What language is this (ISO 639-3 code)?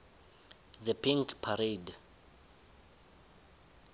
nbl